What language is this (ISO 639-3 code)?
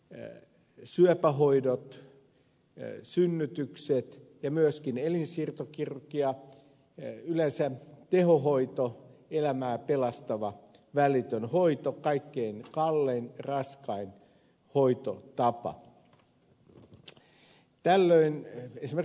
fin